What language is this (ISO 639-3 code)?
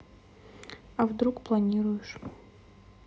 rus